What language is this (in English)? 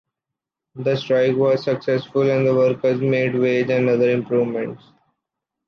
English